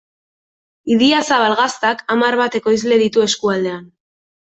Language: Basque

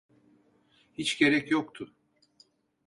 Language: Turkish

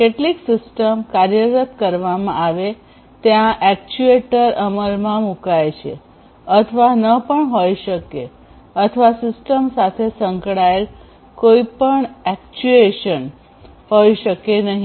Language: Gujarati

